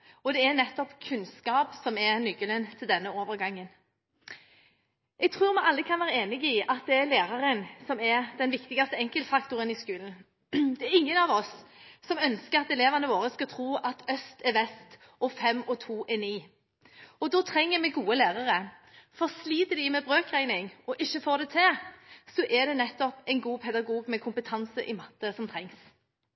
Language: Norwegian Bokmål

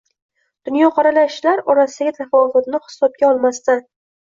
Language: Uzbek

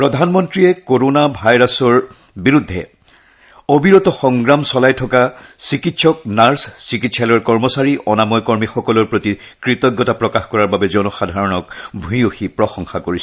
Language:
Assamese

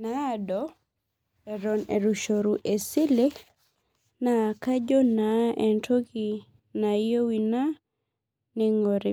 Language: Masai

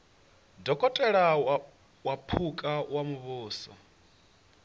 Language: Venda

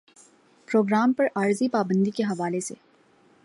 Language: Urdu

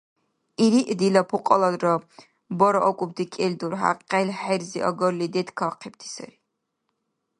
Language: Dargwa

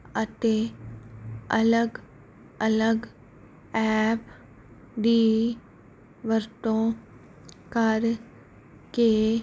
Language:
Punjabi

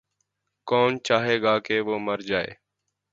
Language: Urdu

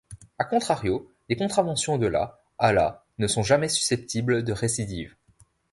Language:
French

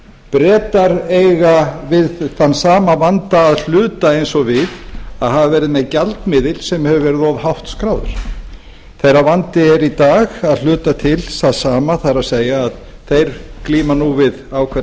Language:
Icelandic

